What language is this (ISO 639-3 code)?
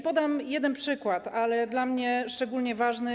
pol